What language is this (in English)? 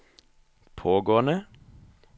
Norwegian